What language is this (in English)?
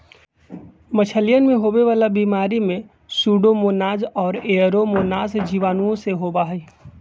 Magahi